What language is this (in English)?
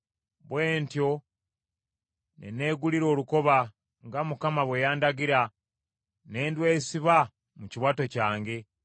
Ganda